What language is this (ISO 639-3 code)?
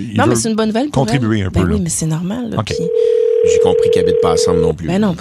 fra